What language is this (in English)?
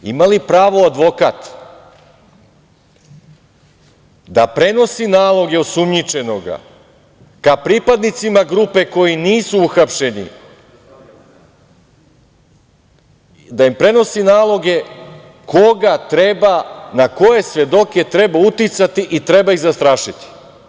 Serbian